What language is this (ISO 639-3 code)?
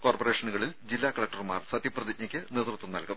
mal